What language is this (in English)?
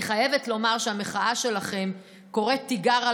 Hebrew